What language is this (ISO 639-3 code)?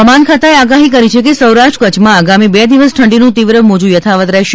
guj